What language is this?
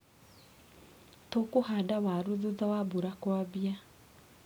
Kikuyu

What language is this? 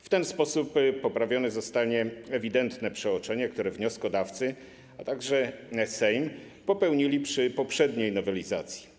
Polish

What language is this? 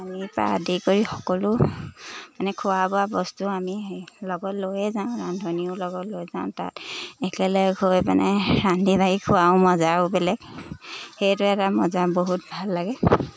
Assamese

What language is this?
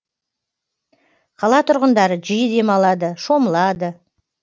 Kazakh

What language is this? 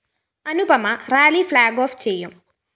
Malayalam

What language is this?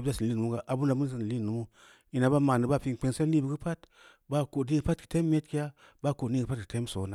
Samba Leko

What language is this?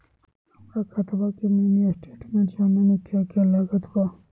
Magahi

